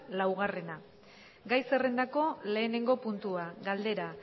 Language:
Basque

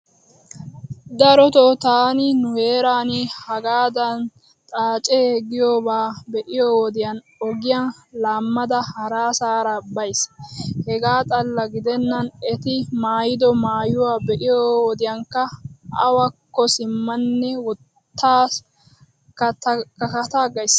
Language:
Wolaytta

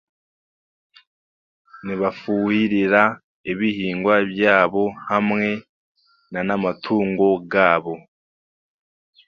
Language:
Chiga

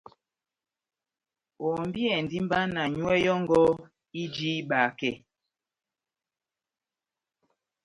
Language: Batanga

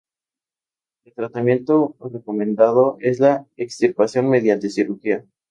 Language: Spanish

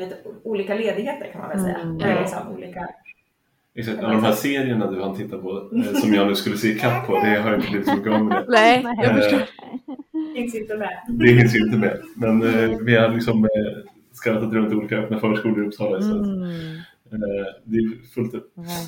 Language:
Swedish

